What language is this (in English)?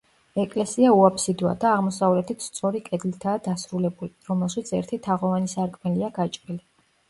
Georgian